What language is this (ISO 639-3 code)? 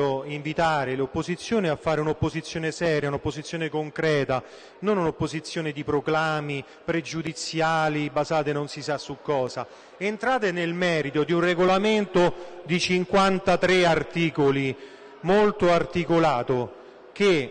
ita